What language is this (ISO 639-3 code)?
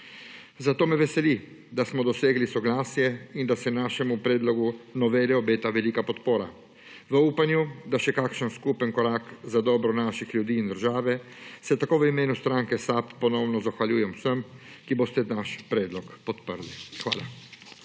slv